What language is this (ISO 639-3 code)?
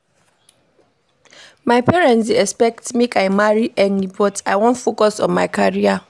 pcm